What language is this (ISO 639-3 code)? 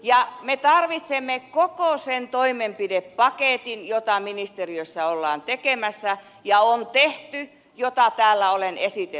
fin